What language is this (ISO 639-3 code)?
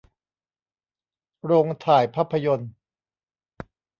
tha